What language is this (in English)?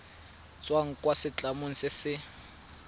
Tswana